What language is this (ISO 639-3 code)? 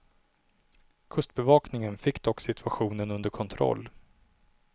swe